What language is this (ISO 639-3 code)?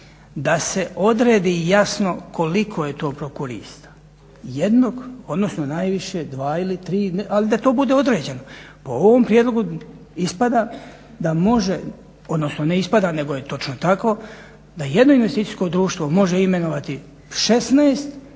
hrv